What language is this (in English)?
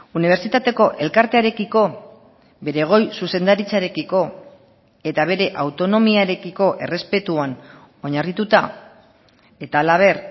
Basque